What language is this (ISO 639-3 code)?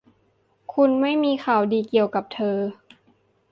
tha